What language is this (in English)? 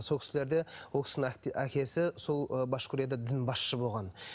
Kazakh